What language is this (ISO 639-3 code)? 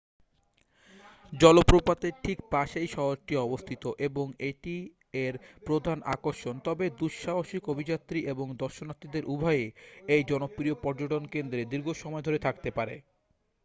ben